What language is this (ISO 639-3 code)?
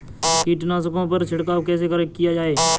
hin